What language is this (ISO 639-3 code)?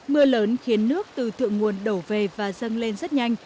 vie